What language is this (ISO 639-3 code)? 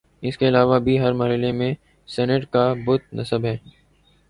urd